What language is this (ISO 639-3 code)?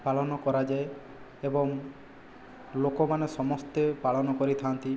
ori